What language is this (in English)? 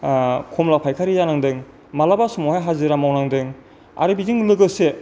Bodo